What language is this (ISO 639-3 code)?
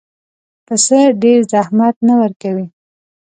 pus